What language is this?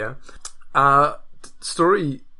Welsh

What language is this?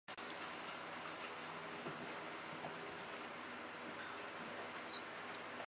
Chinese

